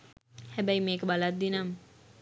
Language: Sinhala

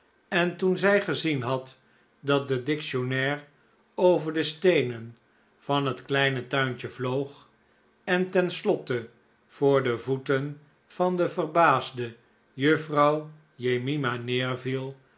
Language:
Dutch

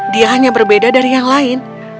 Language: Indonesian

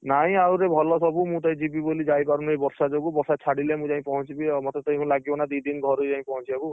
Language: Odia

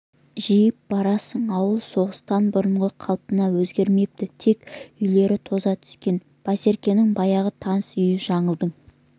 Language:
Kazakh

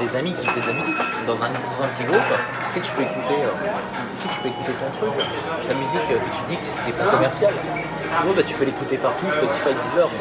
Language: French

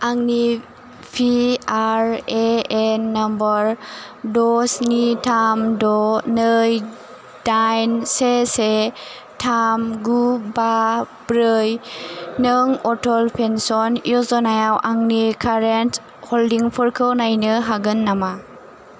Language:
Bodo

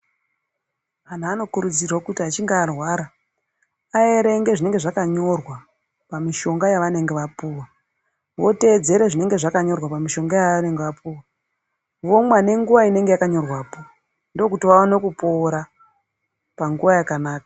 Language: Ndau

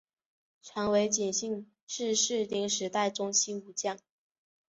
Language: Chinese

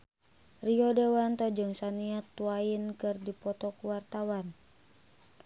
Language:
Sundanese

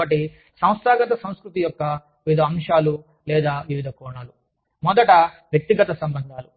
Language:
Telugu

